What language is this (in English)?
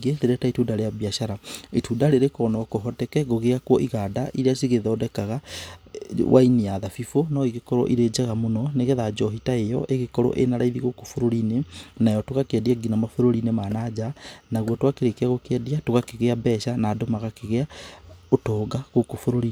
Kikuyu